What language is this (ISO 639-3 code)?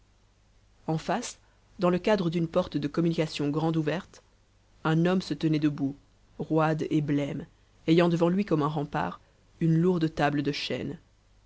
fra